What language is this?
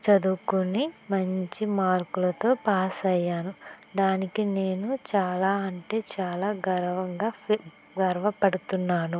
Telugu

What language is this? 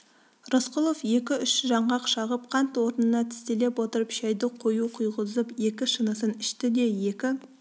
Kazakh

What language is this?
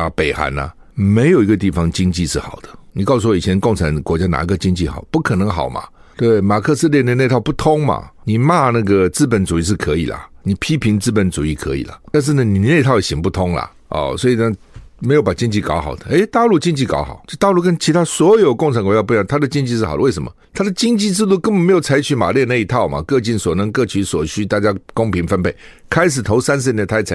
Chinese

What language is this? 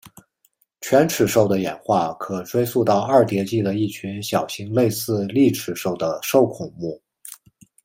Chinese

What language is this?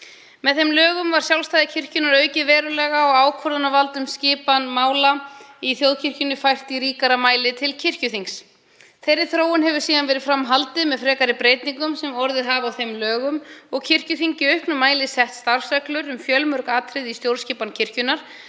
Icelandic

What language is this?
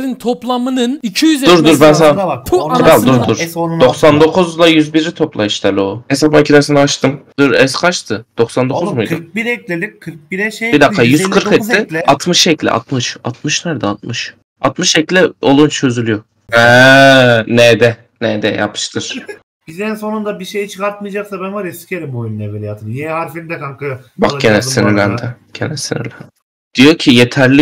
Turkish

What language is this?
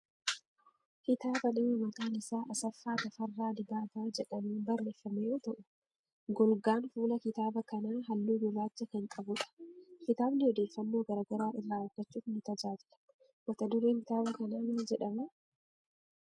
Oromo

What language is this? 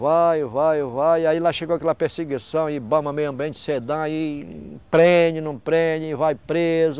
Portuguese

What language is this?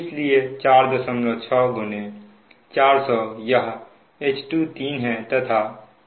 Hindi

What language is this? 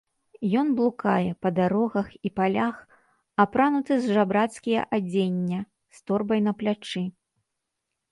Belarusian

